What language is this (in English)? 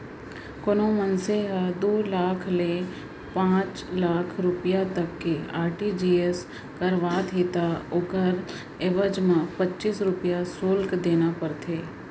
Chhattisgarhi